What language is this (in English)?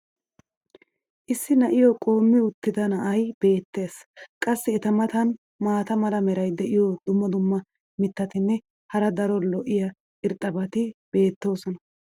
Wolaytta